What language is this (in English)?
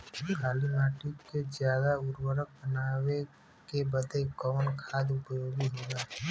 Bhojpuri